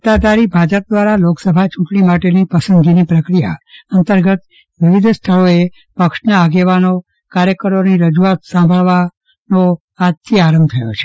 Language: Gujarati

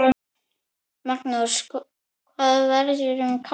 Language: Icelandic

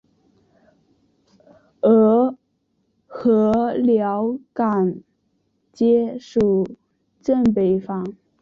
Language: Chinese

